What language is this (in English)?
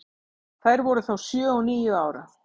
Icelandic